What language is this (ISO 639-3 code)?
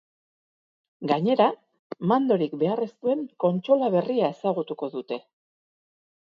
eus